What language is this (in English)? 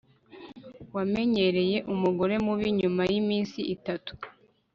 Kinyarwanda